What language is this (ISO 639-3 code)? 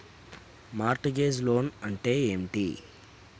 tel